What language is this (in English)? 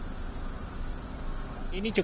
Indonesian